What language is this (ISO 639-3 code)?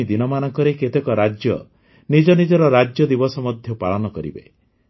ori